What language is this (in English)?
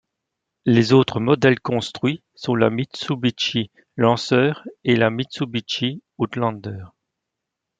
French